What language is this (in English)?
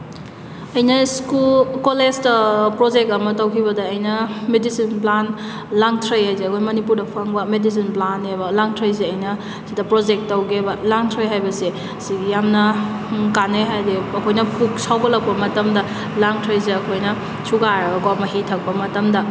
Manipuri